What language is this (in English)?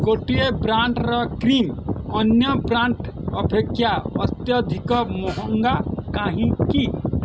Odia